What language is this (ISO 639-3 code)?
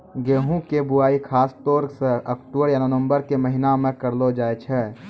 mai